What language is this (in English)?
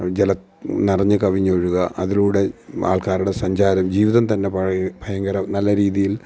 Malayalam